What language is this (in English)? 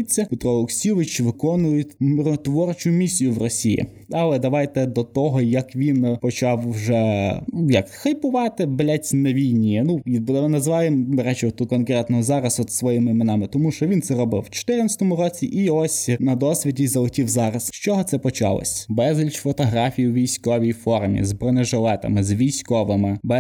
Ukrainian